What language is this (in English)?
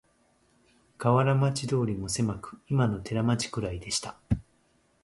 Japanese